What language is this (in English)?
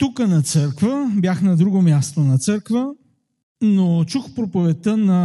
Bulgarian